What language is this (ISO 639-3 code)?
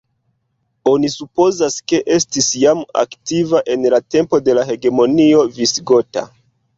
epo